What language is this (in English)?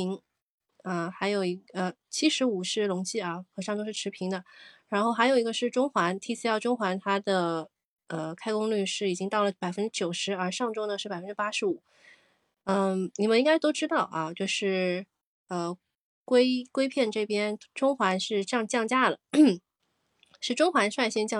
Chinese